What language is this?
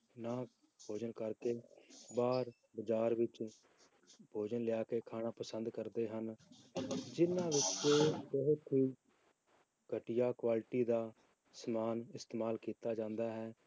Punjabi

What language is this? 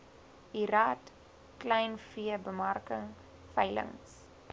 Afrikaans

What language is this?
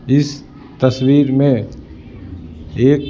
Hindi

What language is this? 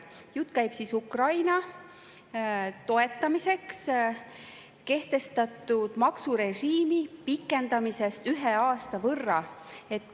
Estonian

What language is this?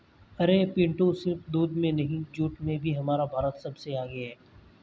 Hindi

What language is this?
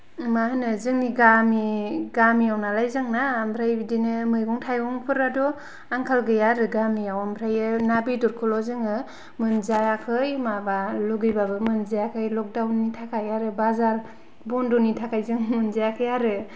Bodo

